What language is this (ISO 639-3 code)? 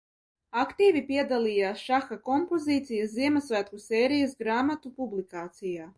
lav